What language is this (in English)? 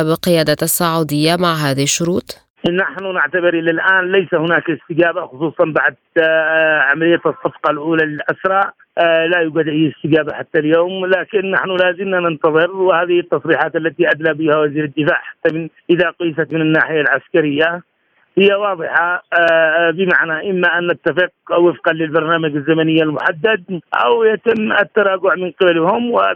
Arabic